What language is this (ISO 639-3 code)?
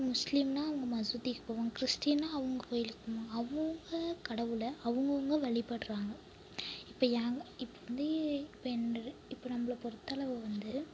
tam